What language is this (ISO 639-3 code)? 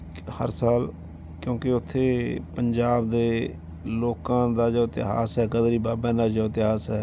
pan